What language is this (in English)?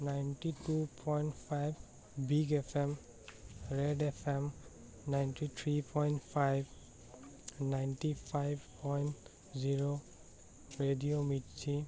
Assamese